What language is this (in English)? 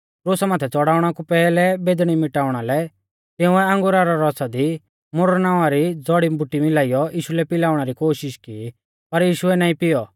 Mahasu Pahari